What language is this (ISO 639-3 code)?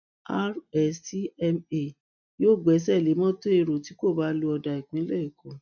yor